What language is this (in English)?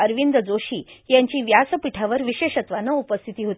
Marathi